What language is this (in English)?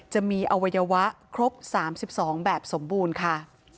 Thai